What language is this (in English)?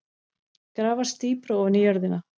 Icelandic